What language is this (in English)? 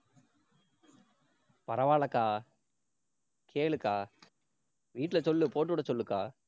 Tamil